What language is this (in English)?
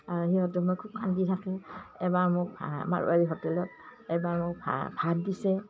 Assamese